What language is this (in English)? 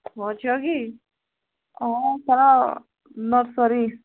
Odia